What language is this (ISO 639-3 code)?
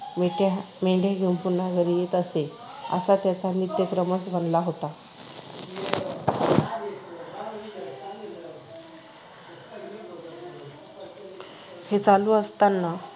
mar